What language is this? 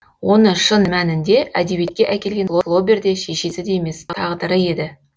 Kazakh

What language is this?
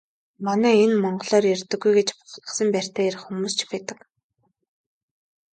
Mongolian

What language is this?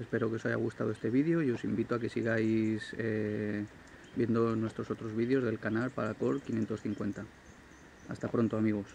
Spanish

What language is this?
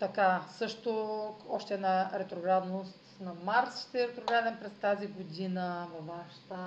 Bulgarian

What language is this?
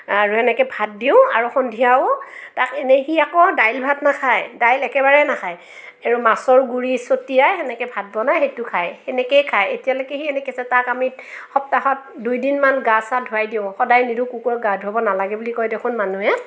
Assamese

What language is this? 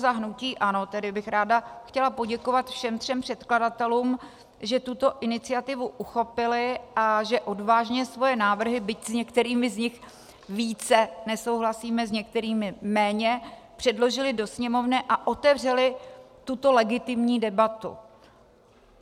Czech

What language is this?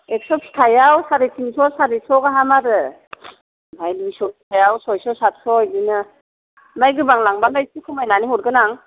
Bodo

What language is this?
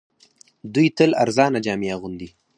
Pashto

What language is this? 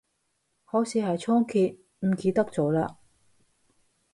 Cantonese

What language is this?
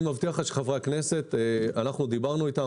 Hebrew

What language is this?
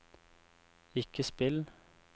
Norwegian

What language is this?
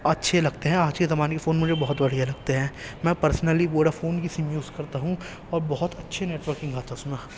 Urdu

